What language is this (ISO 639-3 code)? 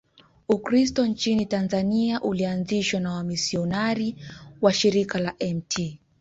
swa